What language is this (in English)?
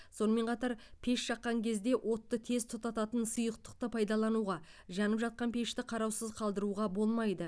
Kazakh